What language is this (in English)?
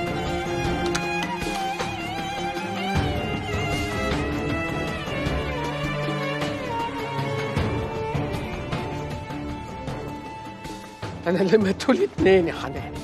Arabic